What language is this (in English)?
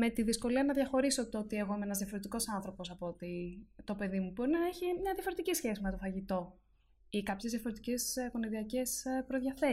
Greek